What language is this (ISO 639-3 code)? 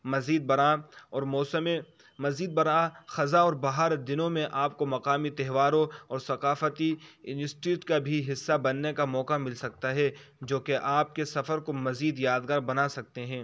urd